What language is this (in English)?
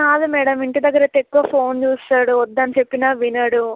Telugu